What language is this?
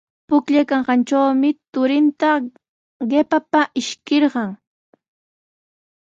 Sihuas Ancash Quechua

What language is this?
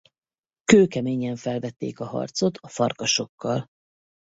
Hungarian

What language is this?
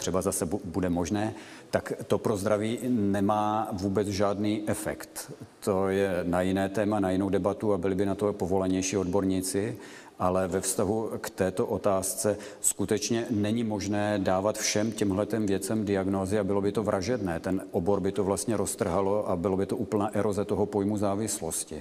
Czech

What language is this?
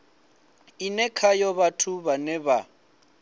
Venda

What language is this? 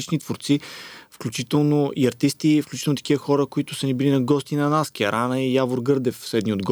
Bulgarian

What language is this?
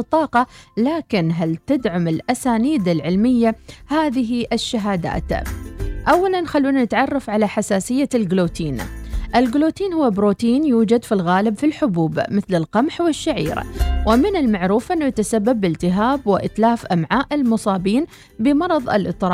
Arabic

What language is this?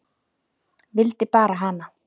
Icelandic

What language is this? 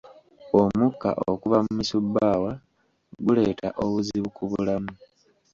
Ganda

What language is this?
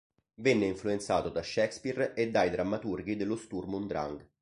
Italian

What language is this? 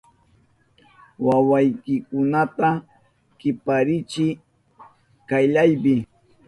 Southern Pastaza Quechua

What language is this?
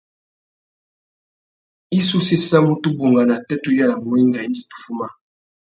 Tuki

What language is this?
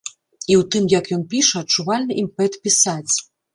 Belarusian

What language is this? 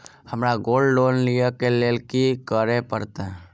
Maithili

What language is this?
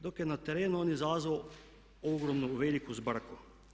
Croatian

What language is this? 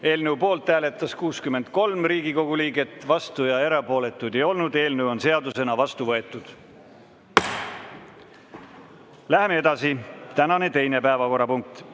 Estonian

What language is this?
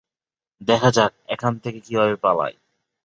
Bangla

